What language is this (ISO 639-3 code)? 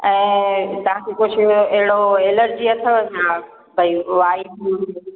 snd